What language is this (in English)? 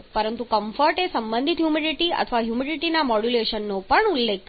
Gujarati